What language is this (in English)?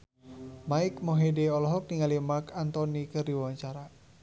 Sundanese